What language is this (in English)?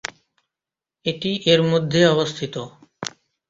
Bangla